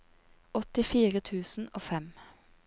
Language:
Norwegian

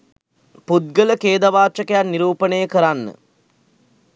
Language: Sinhala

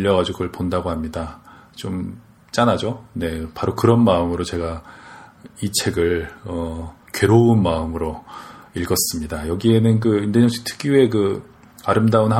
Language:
Korean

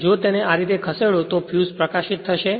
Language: Gujarati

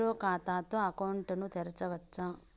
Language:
Telugu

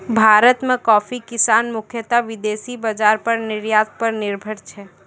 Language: Maithili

